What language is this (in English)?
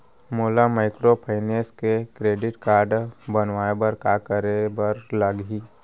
Chhattisgarhi